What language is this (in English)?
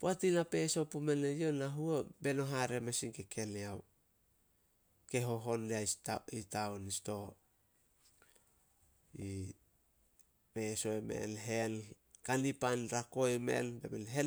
Solos